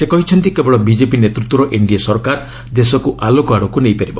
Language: Odia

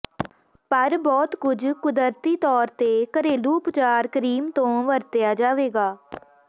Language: Punjabi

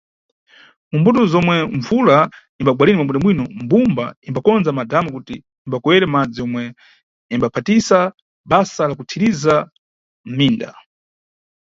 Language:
Nyungwe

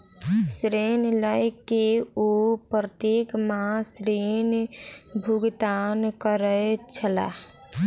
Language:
Maithili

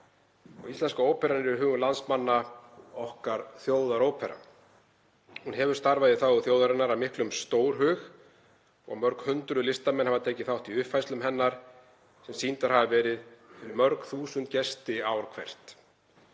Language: Icelandic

